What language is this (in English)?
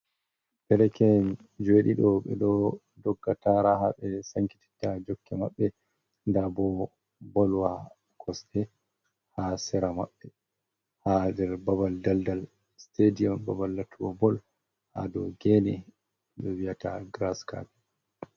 Fula